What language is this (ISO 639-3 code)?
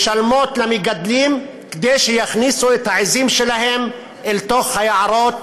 heb